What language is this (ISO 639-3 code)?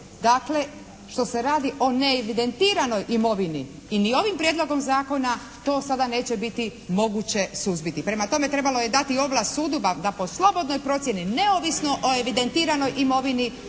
hrv